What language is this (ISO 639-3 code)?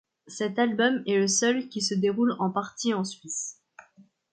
fra